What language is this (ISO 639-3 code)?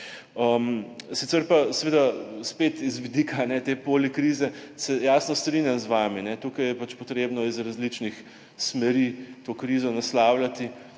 slv